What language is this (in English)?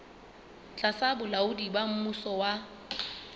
Southern Sotho